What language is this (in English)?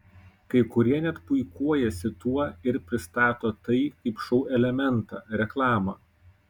Lithuanian